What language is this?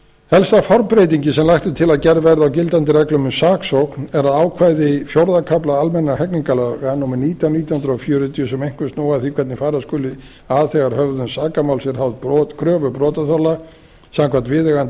Icelandic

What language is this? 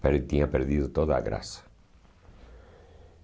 Portuguese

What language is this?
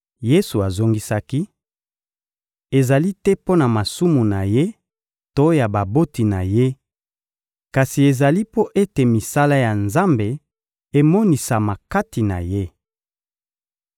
Lingala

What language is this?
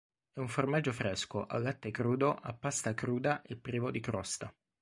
Italian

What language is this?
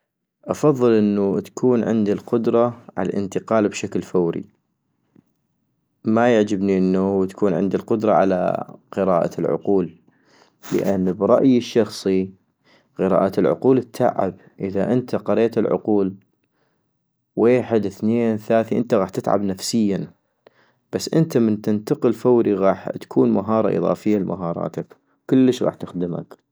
North Mesopotamian Arabic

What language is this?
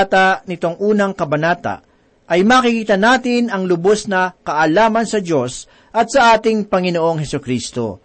Filipino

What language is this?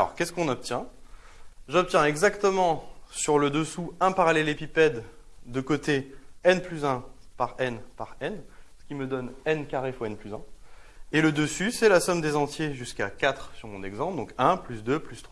French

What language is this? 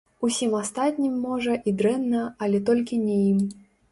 Belarusian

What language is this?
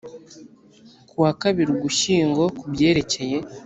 Kinyarwanda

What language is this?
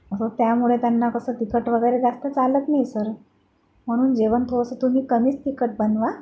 Marathi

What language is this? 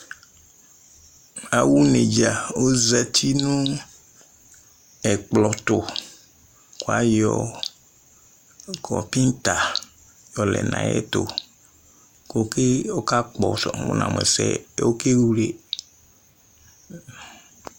Ikposo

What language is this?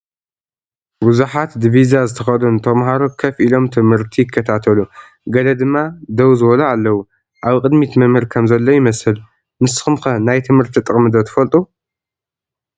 Tigrinya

